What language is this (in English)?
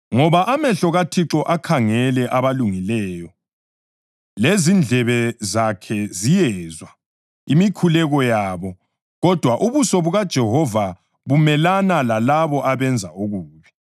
North Ndebele